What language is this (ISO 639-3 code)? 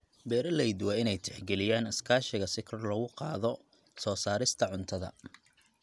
som